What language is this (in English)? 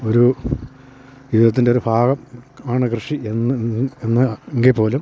Malayalam